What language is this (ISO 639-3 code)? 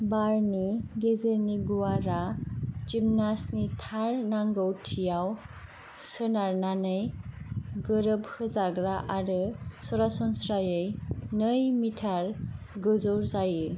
brx